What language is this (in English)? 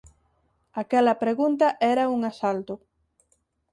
Galician